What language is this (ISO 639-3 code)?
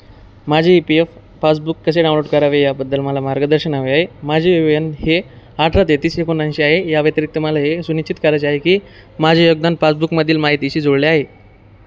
mar